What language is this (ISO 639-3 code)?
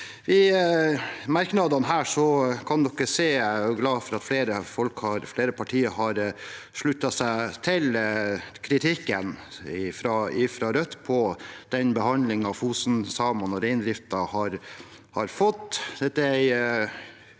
nor